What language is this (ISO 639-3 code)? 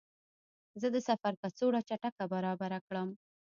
pus